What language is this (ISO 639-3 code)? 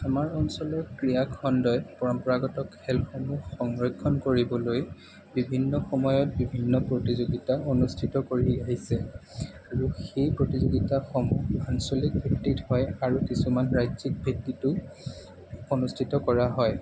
asm